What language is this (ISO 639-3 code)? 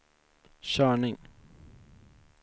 swe